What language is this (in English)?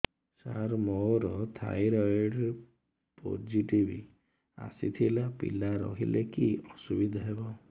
Odia